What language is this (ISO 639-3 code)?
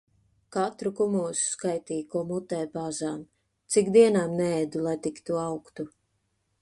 lav